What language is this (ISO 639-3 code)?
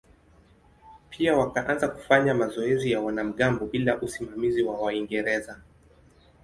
swa